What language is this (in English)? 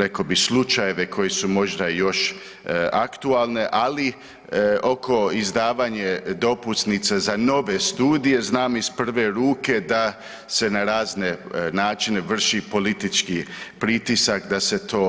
Croatian